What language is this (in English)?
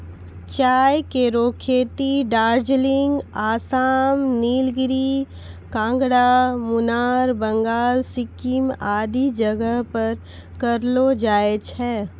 Maithili